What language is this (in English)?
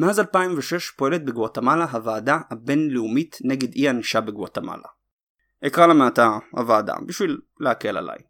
Hebrew